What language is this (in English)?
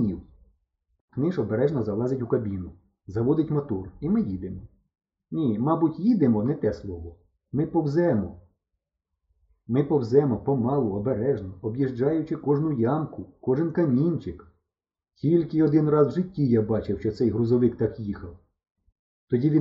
Ukrainian